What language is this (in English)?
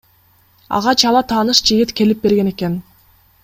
Kyrgyz